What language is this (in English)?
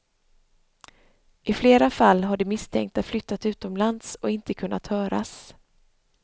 Swedish